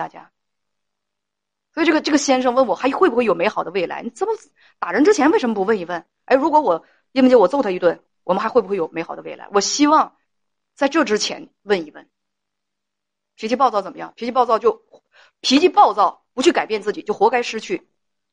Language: Chinese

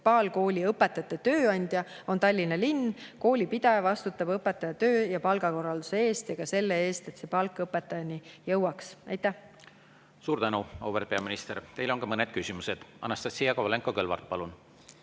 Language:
Estonian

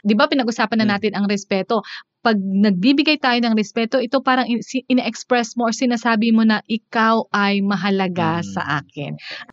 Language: Filipino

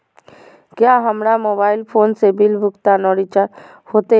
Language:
Magahi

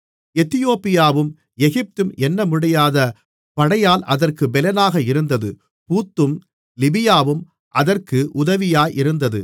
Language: Tamil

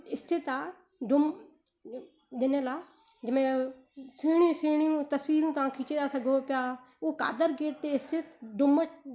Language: Sindhi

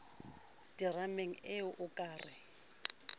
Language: Southern Sotho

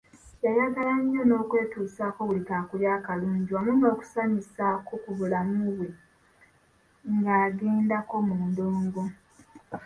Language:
Ganda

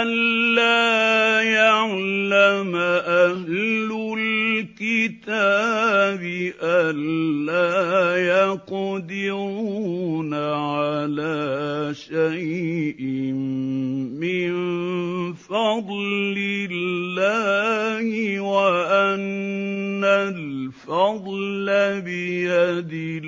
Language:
Arabic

